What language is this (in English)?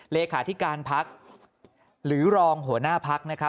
Thai